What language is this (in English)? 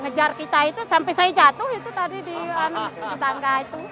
Indonesian